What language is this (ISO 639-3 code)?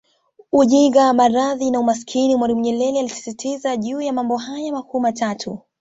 swa